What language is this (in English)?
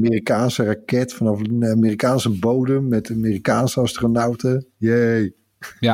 Dutch